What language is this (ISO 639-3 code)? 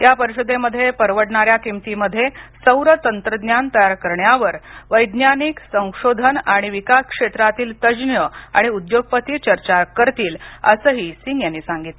mar